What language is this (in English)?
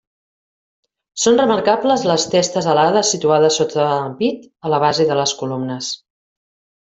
Catalan